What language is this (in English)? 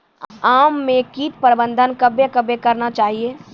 Maithili